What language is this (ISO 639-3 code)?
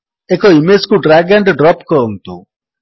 ori